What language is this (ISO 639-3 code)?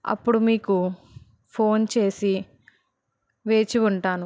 tel